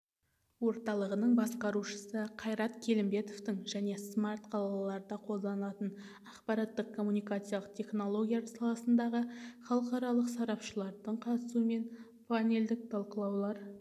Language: Kazakh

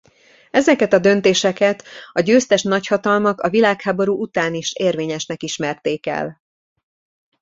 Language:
Hungarian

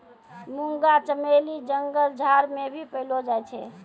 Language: Maithili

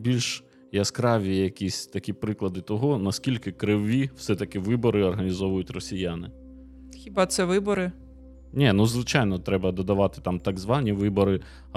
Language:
Ukrainian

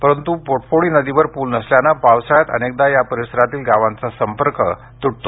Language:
Marathi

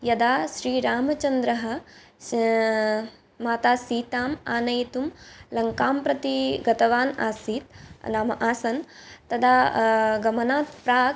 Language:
Sanskrit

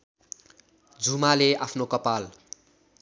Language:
Nepali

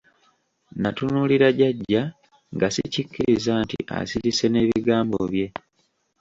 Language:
Ganda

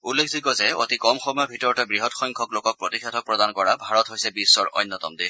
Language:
Assamese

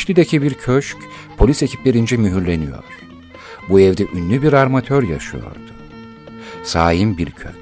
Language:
Turkish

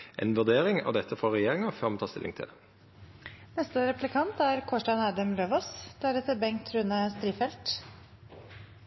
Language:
Norwegian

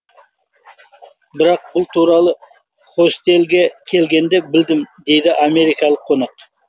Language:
Kazakh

